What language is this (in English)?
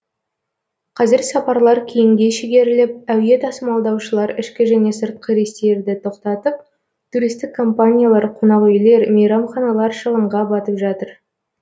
Kazakh